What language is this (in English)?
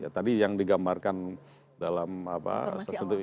Indonesian